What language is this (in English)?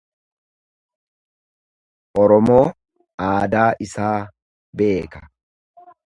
Oromo